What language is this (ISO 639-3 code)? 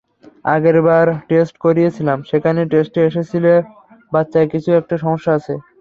ben